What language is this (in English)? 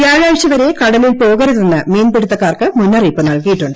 Malayalam